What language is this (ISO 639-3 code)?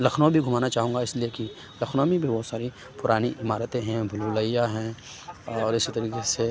urd